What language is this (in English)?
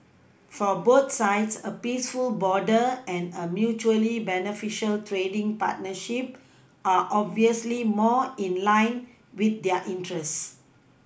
English